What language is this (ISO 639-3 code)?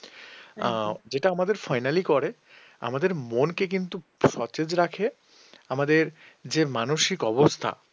ben